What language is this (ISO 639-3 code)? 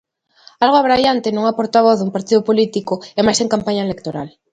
glg